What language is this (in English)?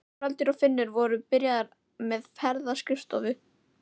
Icelandic